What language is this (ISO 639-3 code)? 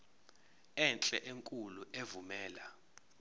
zul